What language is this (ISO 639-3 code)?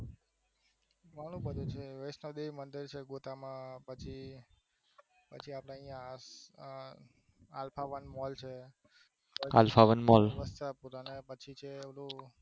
guj